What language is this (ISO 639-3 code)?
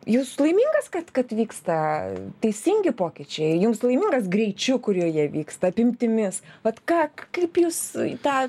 lit